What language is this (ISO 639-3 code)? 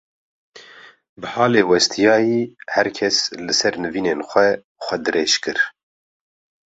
kur